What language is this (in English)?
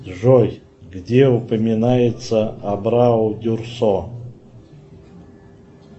Russian